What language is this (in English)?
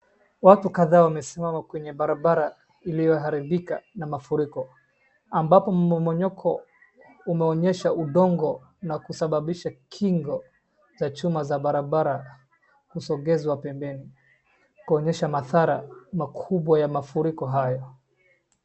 Swahili